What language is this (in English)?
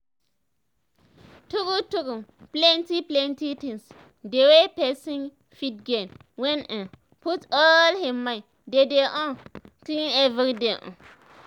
Nigerian Pidgin